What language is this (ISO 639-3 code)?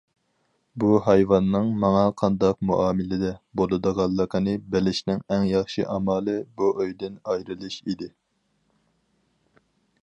uig